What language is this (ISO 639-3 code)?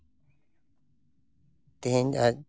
sat